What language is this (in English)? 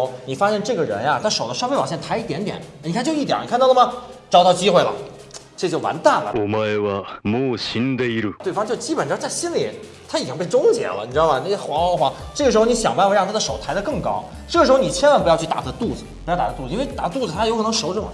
Chinese